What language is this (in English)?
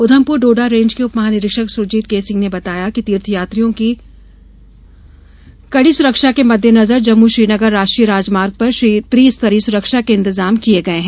Hindi